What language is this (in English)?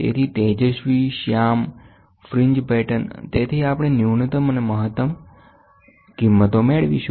Gujarati